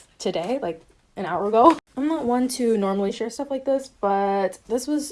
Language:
English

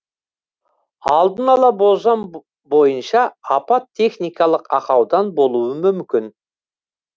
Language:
Kazakh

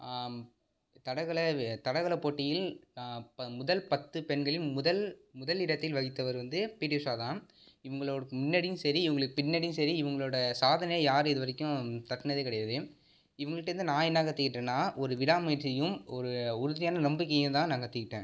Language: Tamil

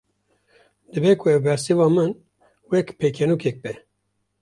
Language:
Kurdish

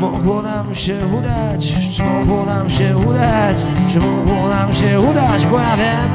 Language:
Polish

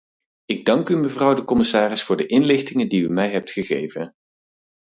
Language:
Dutch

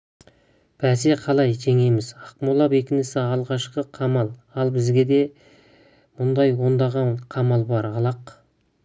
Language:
Kazakh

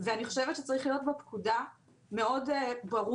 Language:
Hebrew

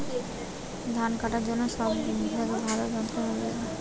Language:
Bangla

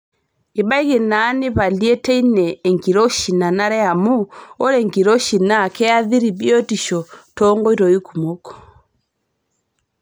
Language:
Masai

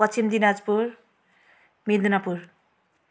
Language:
Nepali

